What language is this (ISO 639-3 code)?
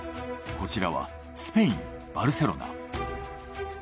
jpn